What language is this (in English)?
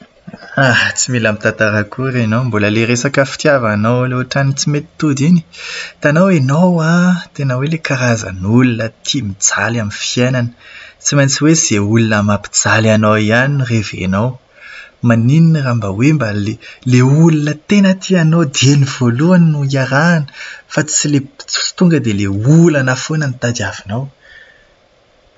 Malagasy